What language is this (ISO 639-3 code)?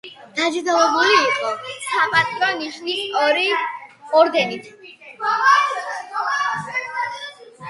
kat